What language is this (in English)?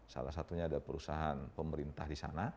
Indonesian